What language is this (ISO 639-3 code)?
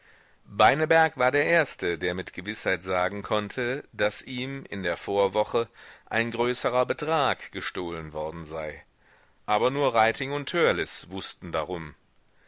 deu